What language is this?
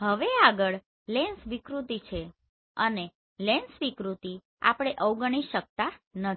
Gujarati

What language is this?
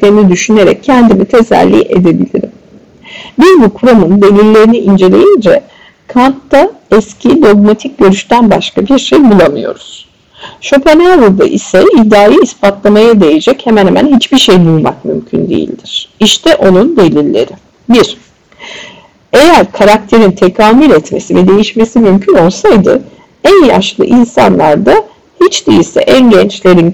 Turkish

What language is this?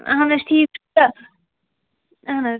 Kashmiri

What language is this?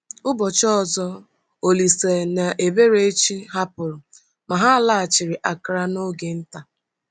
Igbo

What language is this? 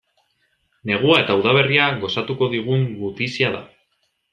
Basque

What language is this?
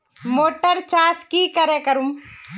Magahi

